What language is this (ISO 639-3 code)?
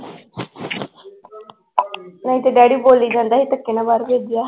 pan